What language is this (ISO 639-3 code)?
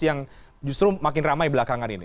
ind